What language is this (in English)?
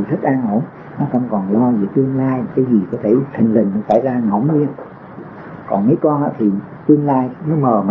Vietnamese